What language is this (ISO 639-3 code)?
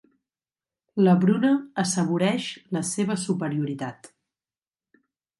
cat